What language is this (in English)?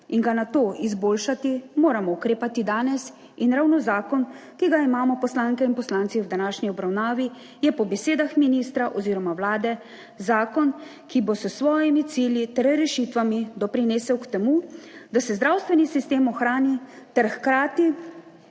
Slovenian